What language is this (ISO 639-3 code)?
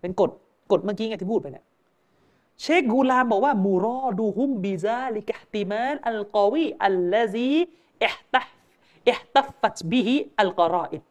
tha